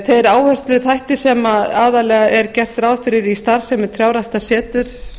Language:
Icelandic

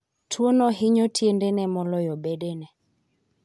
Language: Luo (Kenya and Tanzania)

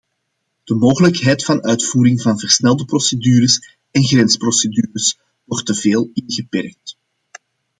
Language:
Dutch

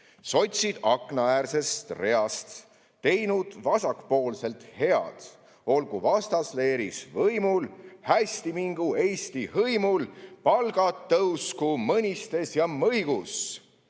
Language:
Estonian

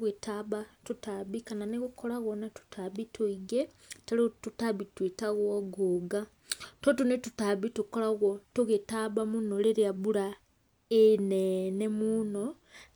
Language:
Kikuyu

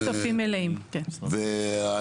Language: Hebrew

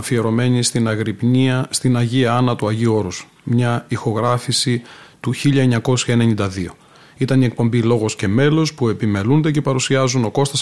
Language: Greek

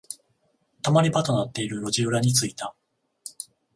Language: Japanese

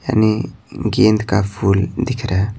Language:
Hindi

